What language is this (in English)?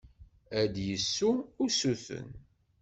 Kabyle